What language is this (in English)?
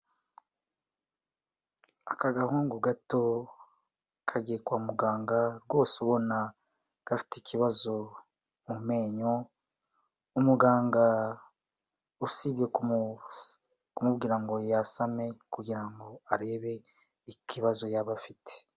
Kinyarwanda